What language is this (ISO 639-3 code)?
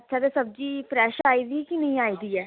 doi